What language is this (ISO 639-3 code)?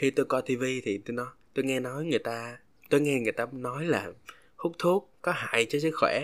vie